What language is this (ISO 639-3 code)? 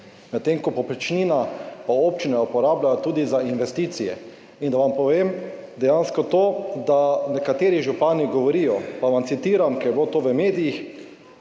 slv